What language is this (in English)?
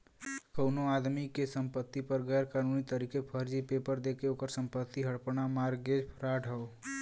Bhojpuri